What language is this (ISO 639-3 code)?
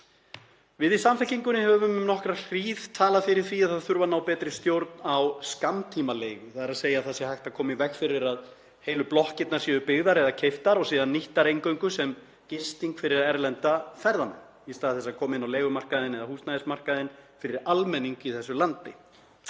isl